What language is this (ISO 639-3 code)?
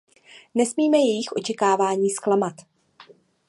ces